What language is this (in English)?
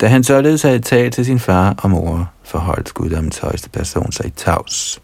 Danish